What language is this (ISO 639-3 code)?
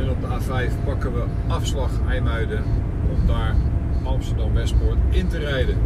nld